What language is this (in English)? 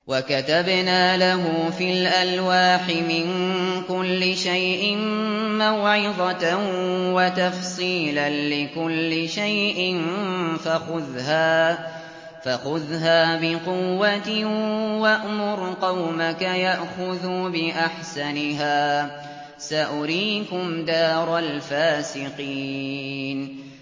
Arabic